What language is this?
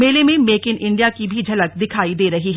Hindi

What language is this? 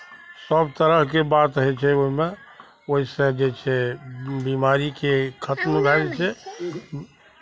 Maithili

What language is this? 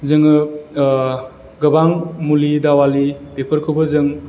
Bodo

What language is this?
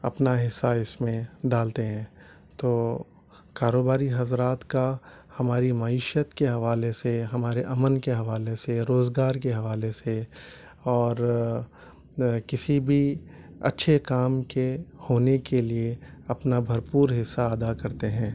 Urdu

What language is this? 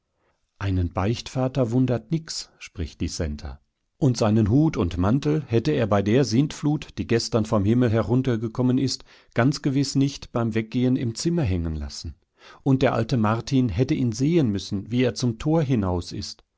German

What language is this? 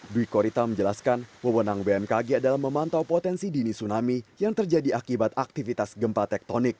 Indonesian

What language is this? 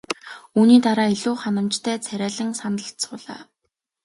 Mongolian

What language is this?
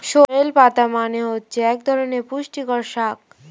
Bangla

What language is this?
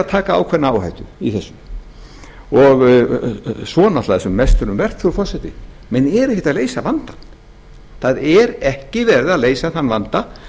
Icelandic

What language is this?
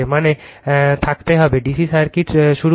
Bangla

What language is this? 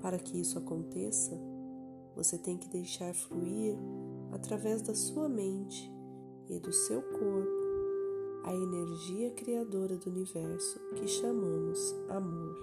Portuguese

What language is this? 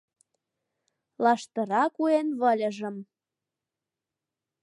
Mari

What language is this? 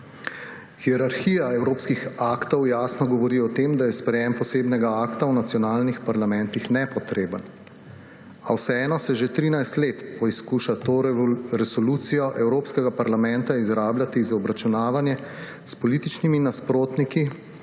Slovenian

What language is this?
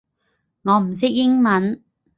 Cantonese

